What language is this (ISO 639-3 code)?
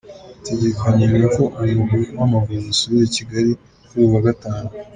kin